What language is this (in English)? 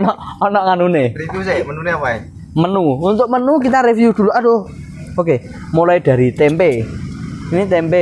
Indonesian